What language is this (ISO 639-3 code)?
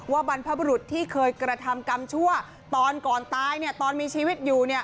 tha